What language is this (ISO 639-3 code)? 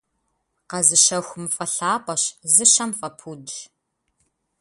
kbd